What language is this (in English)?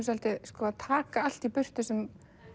Icelandic